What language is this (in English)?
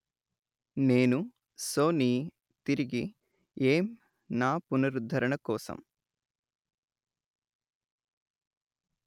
Telugu